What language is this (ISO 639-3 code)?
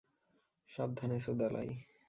ben